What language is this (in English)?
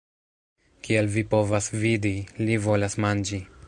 Esperanto